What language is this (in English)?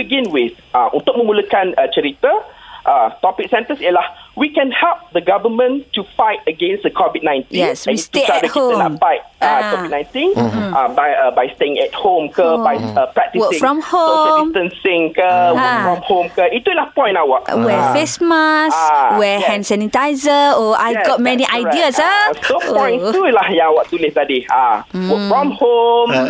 Malay